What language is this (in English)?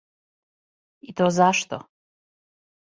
Serbian